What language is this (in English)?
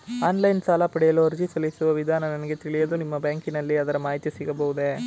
Kannada